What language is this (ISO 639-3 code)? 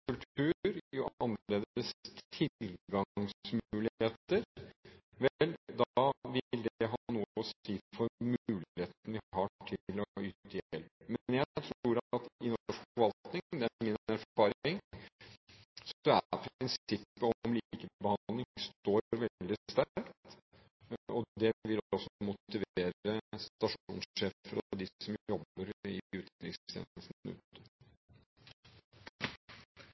nor